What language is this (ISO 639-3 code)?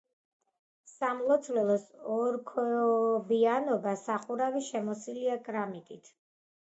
kat